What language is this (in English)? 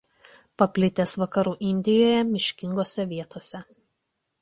Lithuanian